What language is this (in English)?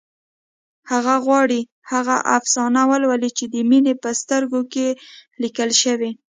Pashto